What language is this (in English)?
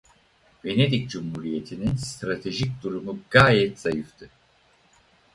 Turkish